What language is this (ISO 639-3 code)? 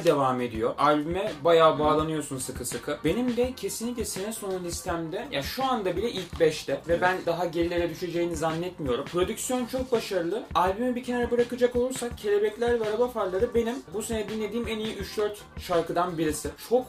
tur